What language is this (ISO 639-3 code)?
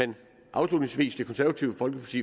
dan